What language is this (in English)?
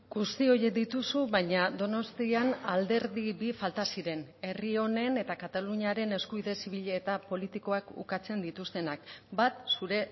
Basque